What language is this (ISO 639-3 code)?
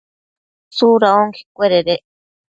mcf